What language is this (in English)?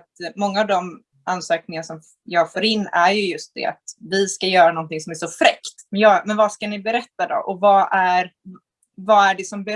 Swedish